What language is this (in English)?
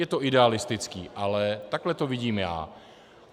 Czech